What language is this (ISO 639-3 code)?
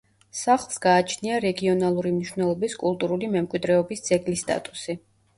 kat